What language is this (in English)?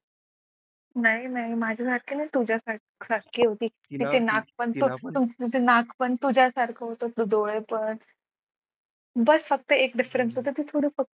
Marathi